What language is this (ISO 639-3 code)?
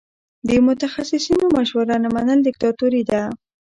pus